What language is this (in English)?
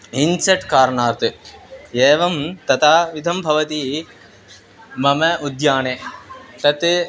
Sanskrit